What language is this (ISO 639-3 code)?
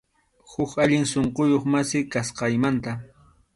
qxu